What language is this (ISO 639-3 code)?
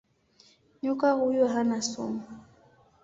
swa